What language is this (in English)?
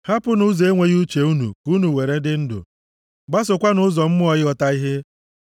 Igbo